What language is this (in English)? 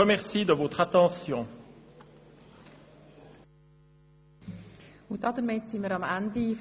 Swiss German